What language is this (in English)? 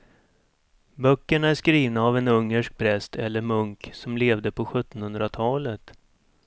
Swedish